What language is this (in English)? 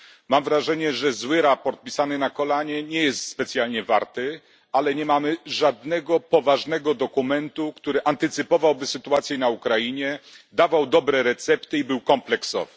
Polish